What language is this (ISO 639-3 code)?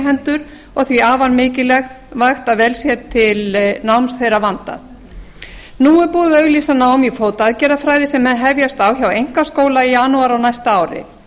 isl